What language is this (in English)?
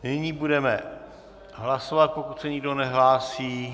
Czech